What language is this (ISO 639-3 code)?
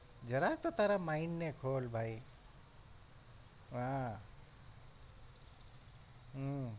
guj